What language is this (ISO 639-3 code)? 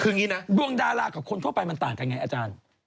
tha